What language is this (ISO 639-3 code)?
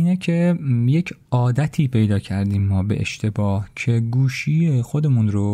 fas